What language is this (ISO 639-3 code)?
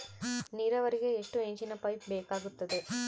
kan